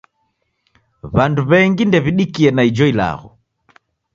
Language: Taita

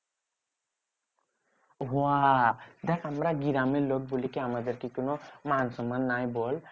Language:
Bangla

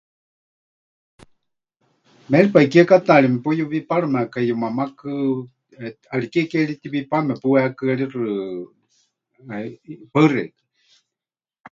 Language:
Huichol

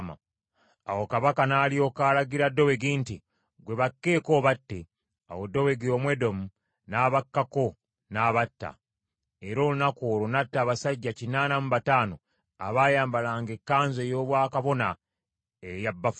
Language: Ganda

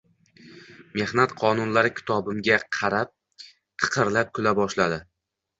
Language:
Uzbek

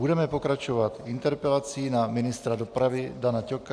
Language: Czech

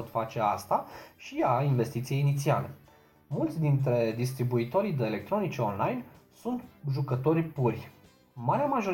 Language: Romanian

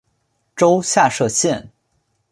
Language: Chinese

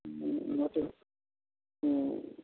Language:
Maithili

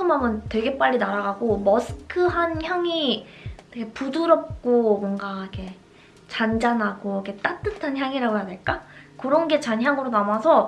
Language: Korean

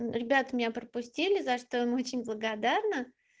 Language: Russian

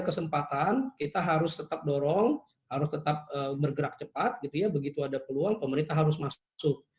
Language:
Indonesian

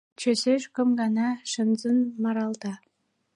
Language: Mari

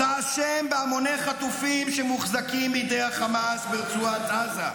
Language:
Hebrew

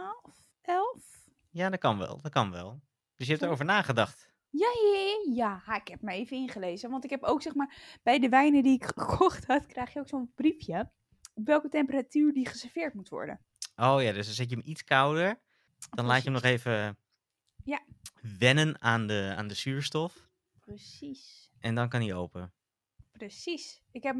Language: Dutch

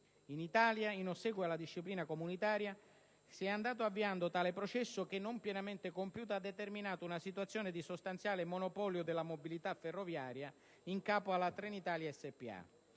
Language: Italian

